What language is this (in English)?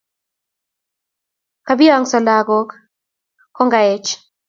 Kalenjin